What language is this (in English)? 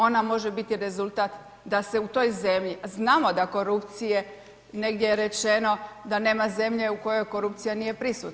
Croatian